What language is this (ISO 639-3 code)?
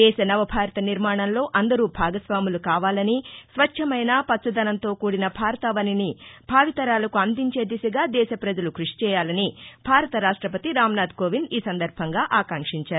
tel